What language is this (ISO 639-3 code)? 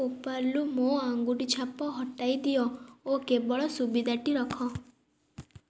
ori